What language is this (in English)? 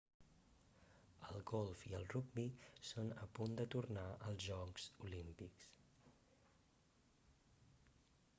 Catalan